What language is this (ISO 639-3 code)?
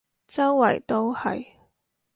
yue